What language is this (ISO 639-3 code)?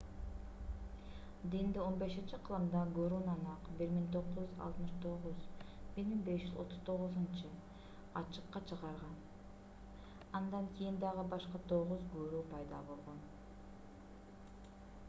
kir